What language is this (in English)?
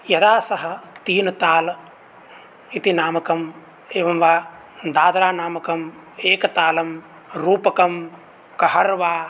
Sanskrit